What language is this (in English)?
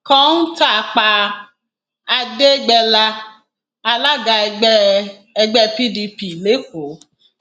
Yoruba